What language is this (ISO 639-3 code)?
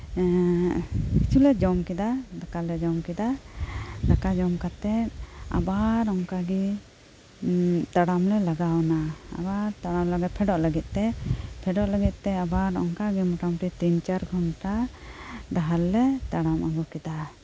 sat